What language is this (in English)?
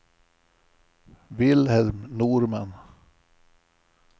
Swedish